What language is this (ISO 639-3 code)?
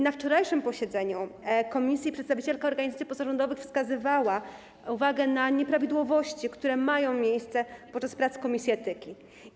pol